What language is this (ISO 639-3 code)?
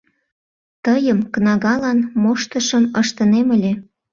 chm